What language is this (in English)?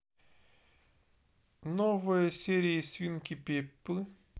Russian